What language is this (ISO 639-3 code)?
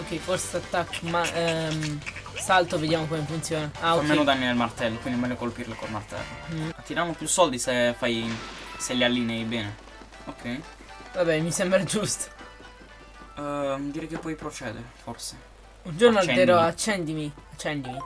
ita